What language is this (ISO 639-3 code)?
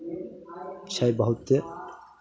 mai